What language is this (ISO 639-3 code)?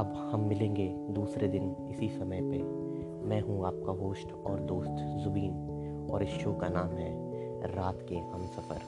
hin